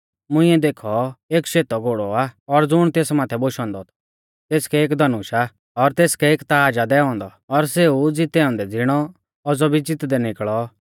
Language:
Mahasu Pahari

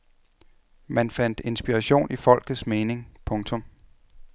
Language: Danish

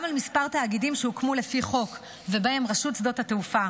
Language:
Hebrew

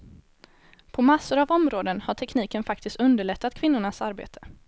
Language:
Swedish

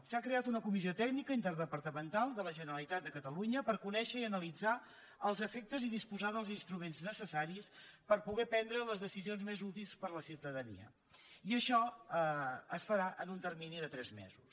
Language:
Catalan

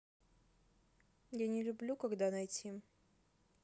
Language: Russian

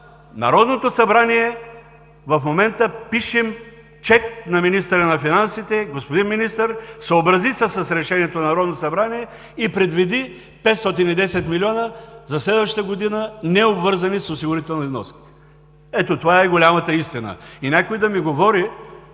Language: Bulgarian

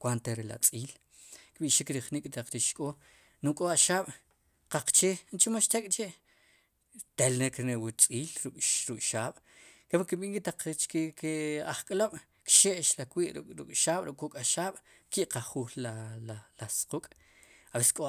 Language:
Sipacapense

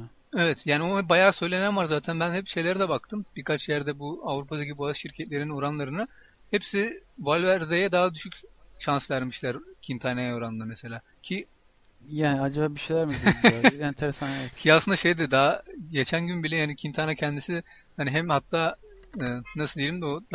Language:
Turkish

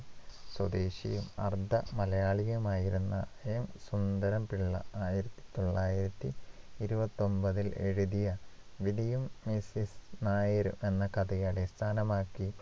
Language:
Malayalam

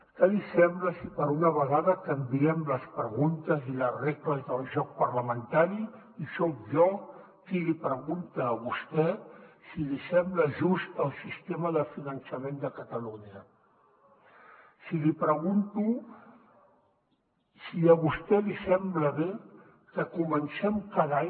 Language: Catalan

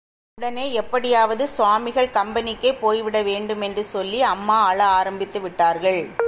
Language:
Tamil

